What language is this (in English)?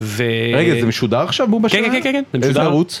Hebrew